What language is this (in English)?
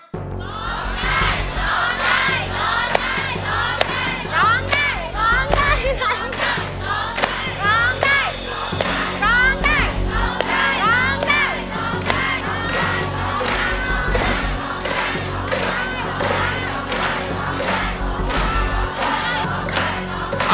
Thai